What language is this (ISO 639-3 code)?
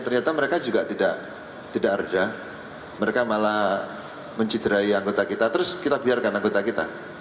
ind